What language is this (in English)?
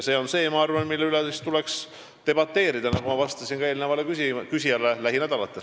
Estonian